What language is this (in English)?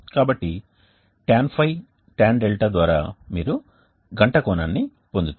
Telugu